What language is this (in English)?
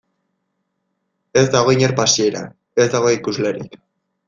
Basque